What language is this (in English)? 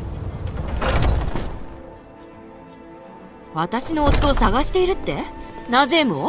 Japanese